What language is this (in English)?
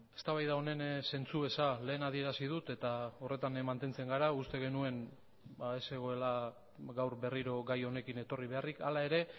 Basque